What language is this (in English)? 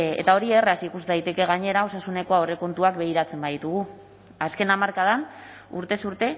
Basque